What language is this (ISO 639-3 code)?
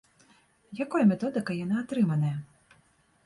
bel